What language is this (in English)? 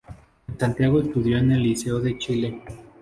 Spanish